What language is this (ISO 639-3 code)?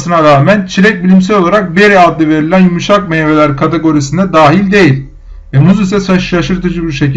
tur